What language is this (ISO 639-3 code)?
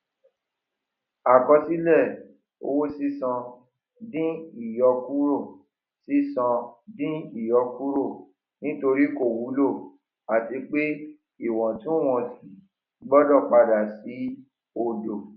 yor